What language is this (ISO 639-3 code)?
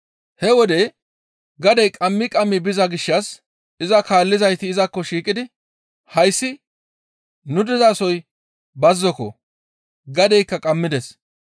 gmv